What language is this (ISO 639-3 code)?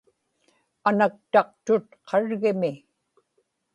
ipk